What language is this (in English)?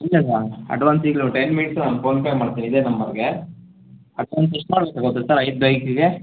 Kannada